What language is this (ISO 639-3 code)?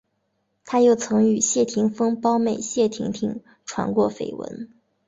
zho